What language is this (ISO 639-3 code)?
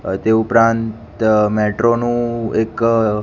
guj